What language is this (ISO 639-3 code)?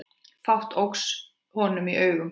isl